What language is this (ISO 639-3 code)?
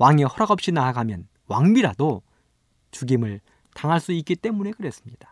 kor